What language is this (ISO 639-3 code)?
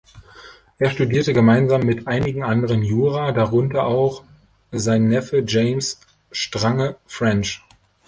deu